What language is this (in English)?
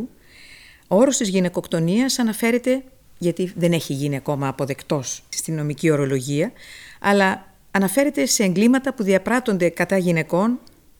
Greek